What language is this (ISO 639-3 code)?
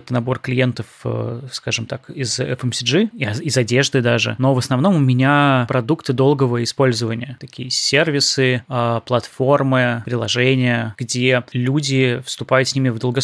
rus